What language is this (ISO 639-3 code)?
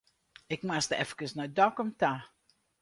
fry